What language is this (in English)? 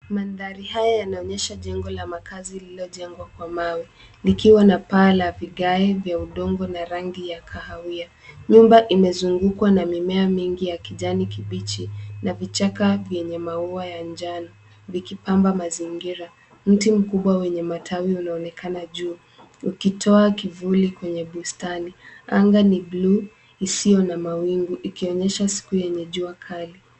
Swahili